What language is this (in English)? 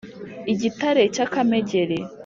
Kinyarwanda